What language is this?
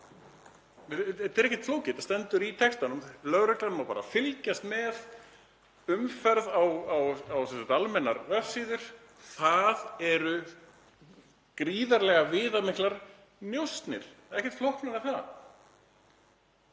Icelandic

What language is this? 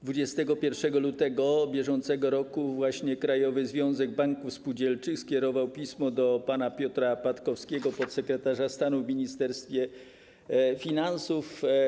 Polish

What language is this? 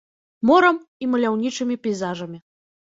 Belarusian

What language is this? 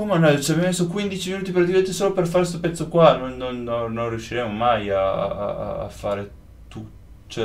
Italian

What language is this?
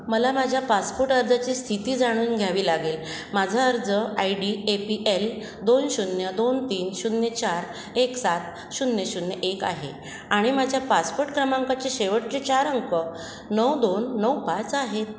Marathi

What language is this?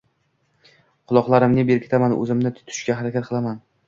Uzbek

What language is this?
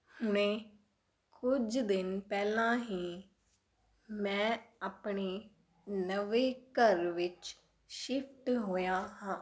Punjabi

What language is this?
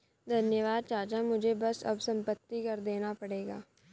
Hindi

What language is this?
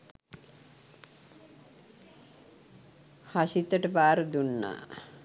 Sinhala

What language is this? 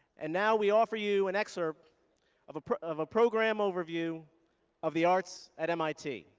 English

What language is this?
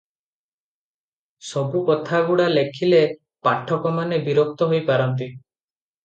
Odia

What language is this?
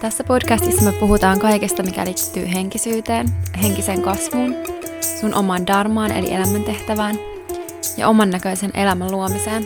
Finnish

